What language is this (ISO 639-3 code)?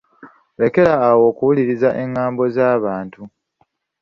lug